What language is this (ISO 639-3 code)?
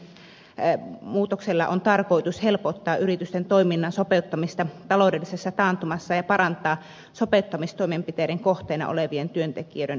fin